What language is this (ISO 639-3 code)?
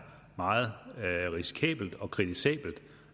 dan